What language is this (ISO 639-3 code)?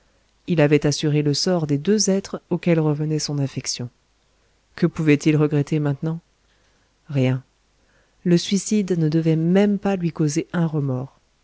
fra